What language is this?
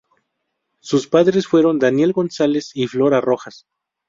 Spanish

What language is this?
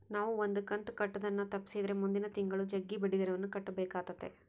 Kannada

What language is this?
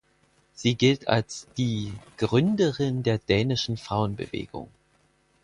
German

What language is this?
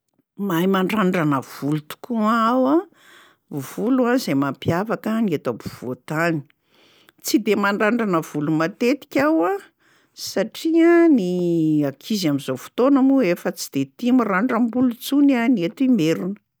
Malagasy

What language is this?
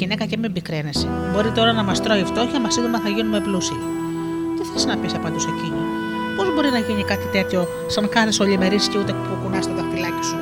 Greek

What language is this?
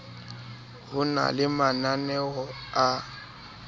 Southern Sotho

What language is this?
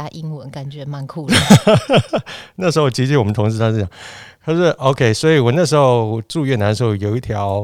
Chinese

